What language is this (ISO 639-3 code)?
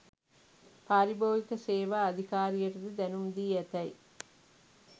sin